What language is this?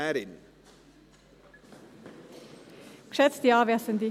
Swiss German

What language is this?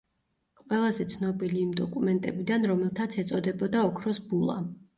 Georgian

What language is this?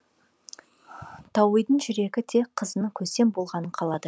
Kazakh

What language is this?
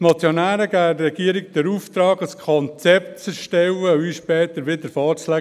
Swiss German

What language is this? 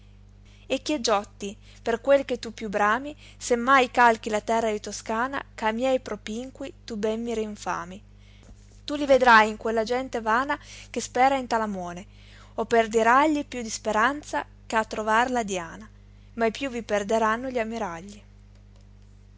Italian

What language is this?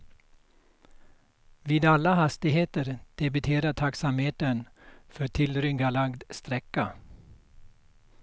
Swedish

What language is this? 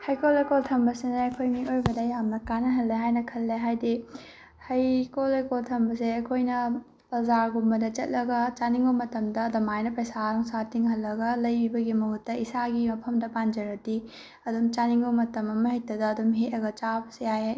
Manipuri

